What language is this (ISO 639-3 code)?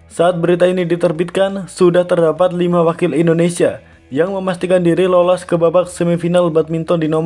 ind